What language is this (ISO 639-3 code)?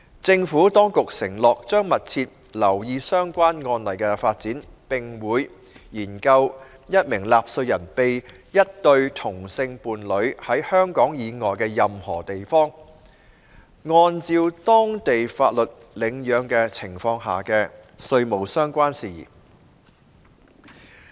yue